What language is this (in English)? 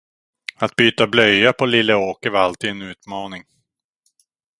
Swedish